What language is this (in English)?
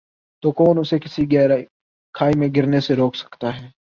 Urdu